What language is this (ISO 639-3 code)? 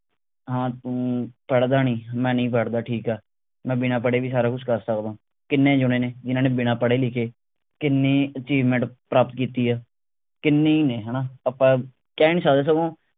pan